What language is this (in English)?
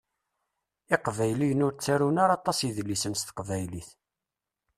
Kabyle